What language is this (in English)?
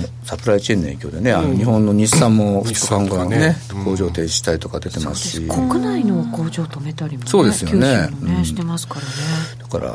Japanese